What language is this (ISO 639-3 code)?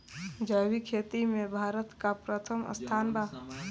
bho